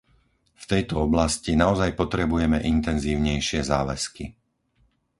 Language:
Slovak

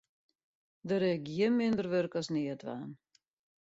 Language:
Western Frisian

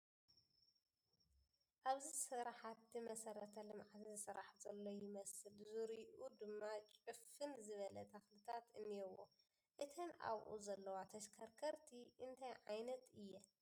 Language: Tigrinya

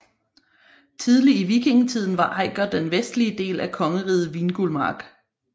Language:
Danish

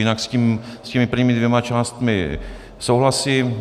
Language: Czech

